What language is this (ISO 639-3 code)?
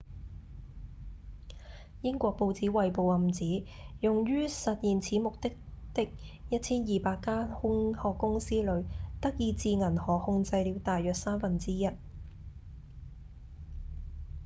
yue